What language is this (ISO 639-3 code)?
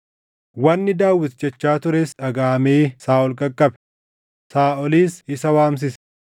orm